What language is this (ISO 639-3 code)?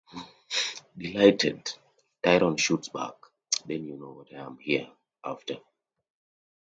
eng